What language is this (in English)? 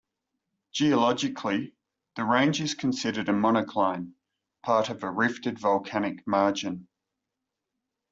English